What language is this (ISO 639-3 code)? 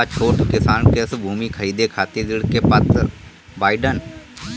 bho